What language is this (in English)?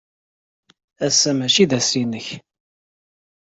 Kabyle